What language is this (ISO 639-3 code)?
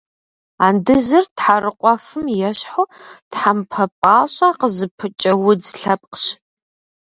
kbd